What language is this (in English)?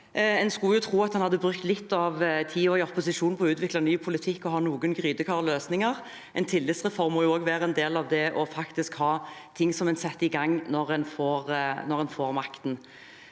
Norwegian